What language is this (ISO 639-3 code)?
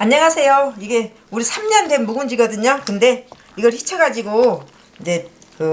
kor